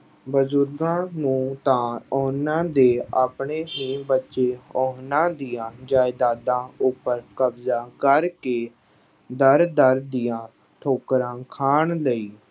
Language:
Punjabi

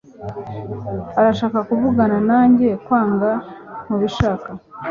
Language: Kinyarwanda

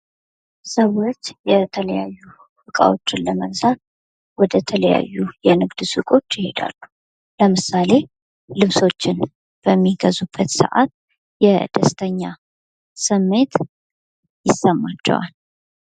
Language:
Amharic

